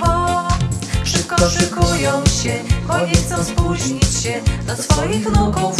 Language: Polish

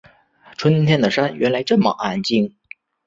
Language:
Chinese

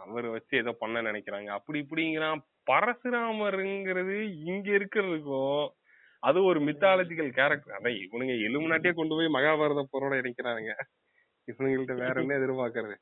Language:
Tamil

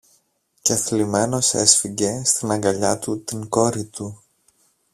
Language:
Greek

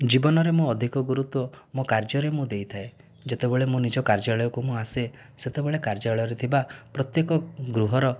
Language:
Odia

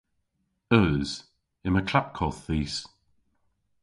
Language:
Cornish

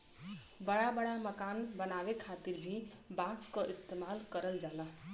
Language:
Bhojpuri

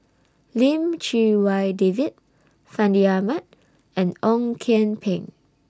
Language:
English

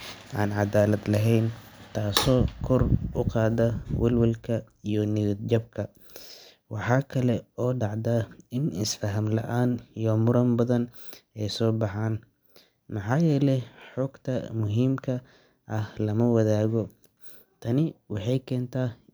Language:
Somali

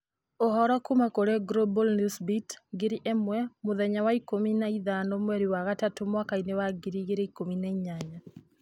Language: Kikuyu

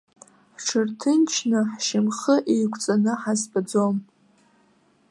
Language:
Abkhazian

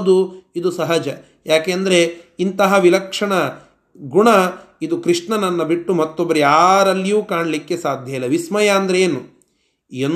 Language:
Kannada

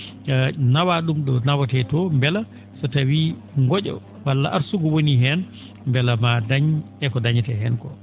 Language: Fula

